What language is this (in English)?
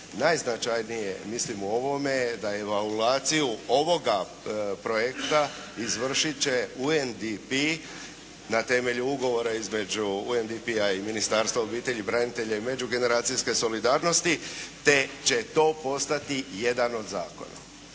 Croatian